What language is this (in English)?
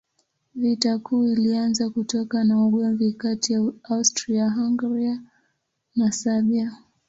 Swahili